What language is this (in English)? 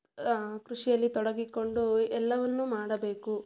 Kannada